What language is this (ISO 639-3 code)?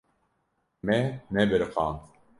kur